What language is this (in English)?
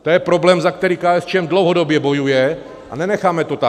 Czech